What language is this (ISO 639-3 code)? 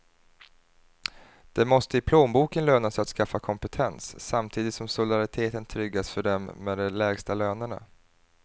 swe